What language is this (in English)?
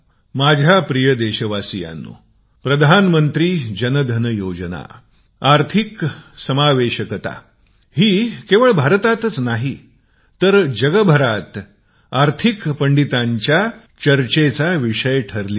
Marathi